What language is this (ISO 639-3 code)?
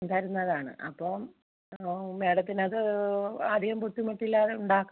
mal